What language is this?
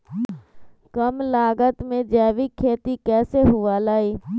Magahi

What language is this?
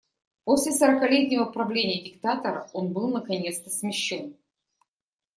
Russian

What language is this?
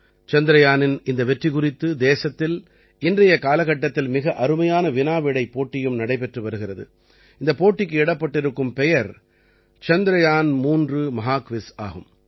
Tamil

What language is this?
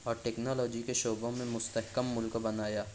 Urdu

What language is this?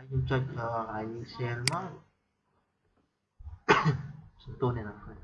Vietnamese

